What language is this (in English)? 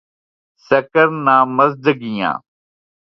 Urdu